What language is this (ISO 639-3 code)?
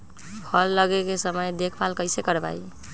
mag